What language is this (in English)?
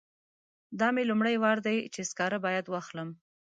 Pashto